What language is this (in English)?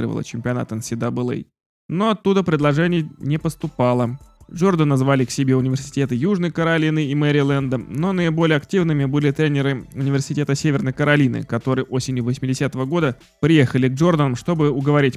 Russian